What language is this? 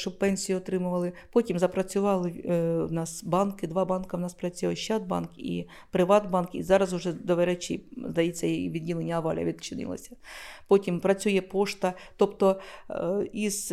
Ukrainian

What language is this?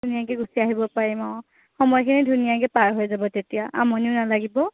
Assamese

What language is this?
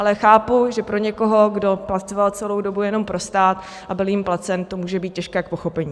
Czech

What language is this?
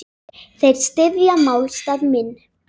Icelandic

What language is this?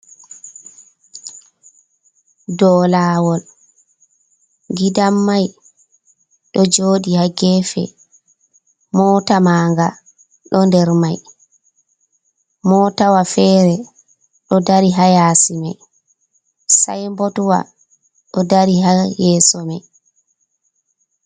Fula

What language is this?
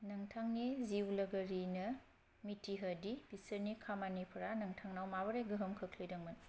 Bodo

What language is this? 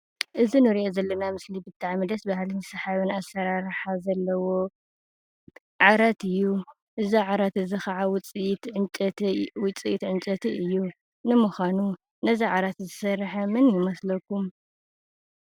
Tigrinya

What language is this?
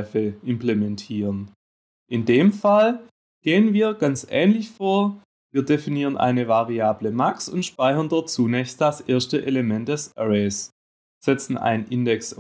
German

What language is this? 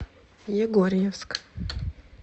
Russian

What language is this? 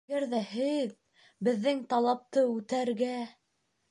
Bashkir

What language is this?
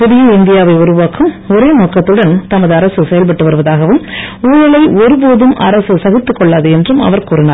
Tamil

